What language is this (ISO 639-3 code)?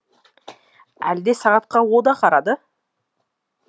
kaz